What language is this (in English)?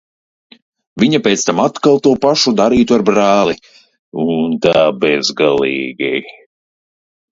Latvian